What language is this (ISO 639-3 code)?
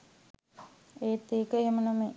sin